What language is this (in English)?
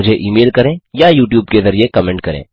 Hindi